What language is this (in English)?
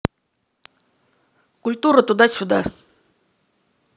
Russian